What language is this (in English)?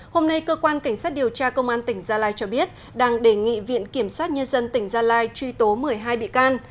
Vietnamese